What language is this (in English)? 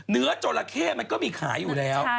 Thai